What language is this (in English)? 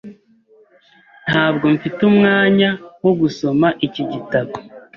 Kinyarwanda